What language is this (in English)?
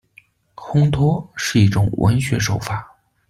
Chinese